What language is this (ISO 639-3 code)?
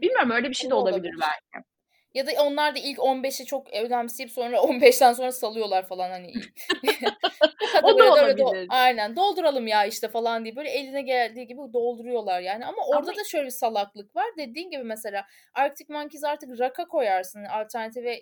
tur